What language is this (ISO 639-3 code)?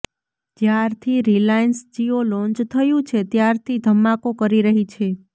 guj